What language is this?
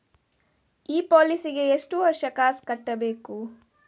Kannada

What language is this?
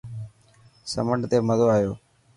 Dhatki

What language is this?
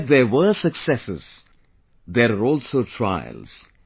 English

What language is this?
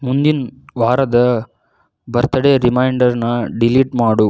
Kannada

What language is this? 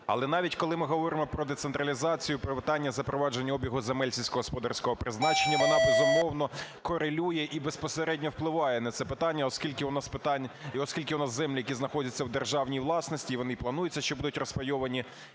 Ukrainian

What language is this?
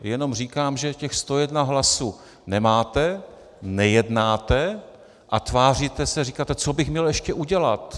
Czech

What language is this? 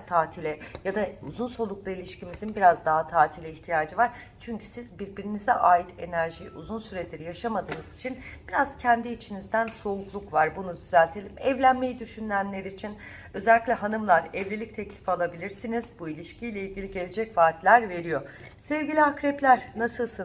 Turkish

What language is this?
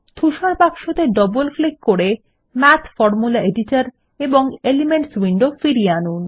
Bangla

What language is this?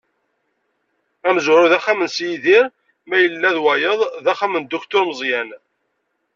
Kabyle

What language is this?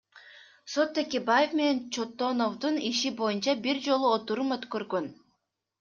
Kyrgyz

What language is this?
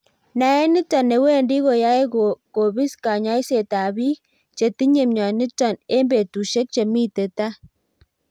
Kalenjin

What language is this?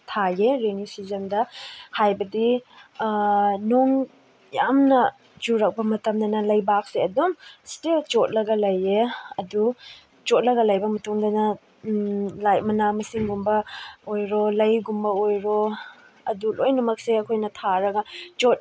Manipuri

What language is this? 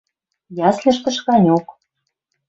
Western Mari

